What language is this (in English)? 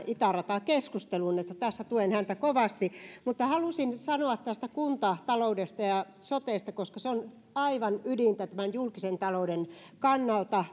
Finnish